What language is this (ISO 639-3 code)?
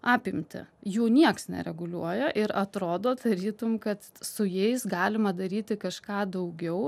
lit